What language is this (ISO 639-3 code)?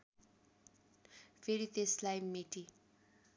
nep